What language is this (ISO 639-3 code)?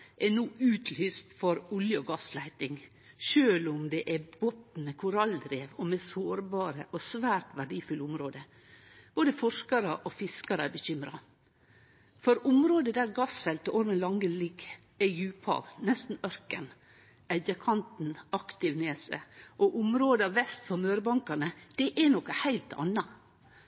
nno